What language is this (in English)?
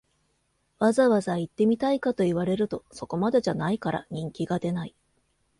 Japanese